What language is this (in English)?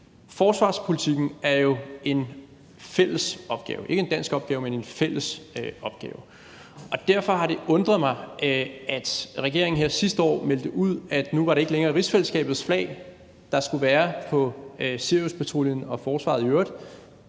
Danish